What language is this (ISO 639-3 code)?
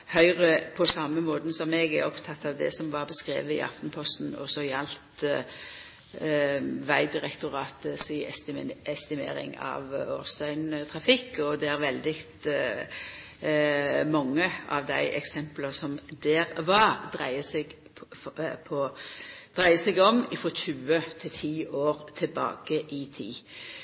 nno